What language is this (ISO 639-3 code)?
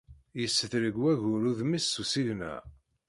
kab